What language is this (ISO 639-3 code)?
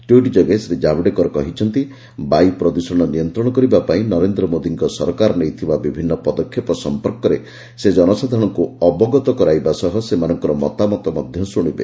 ori